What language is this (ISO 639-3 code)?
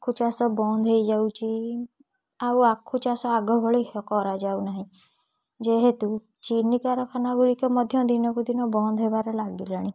ori